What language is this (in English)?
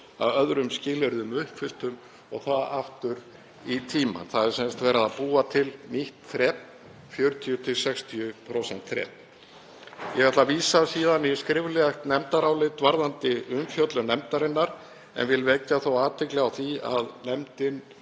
Icelandic